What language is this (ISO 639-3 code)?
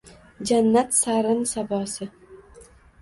uzb